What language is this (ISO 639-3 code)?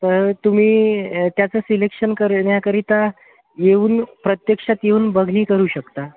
mar